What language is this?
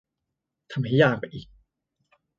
Thai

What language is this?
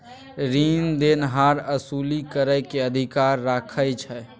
Maithili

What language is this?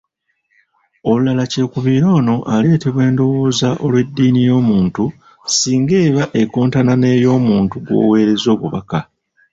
Ganda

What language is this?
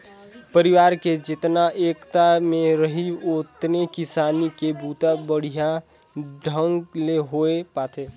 Chhattisgarhi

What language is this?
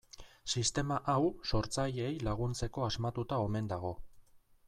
Basque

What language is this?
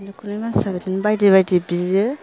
Bodo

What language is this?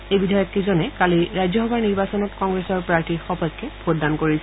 Assamese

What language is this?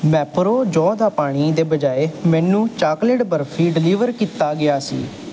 Punjabi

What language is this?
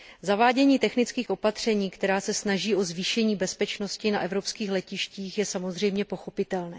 Czech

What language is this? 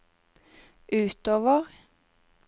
Norwegian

